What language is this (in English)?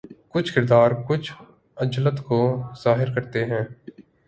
Urdu